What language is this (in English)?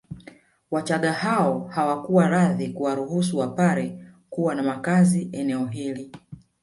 Swahili